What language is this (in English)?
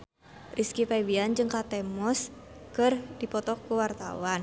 Sundanese